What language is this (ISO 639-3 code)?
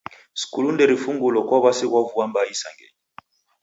dav